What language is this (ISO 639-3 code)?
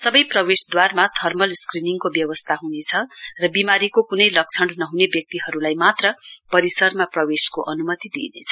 nep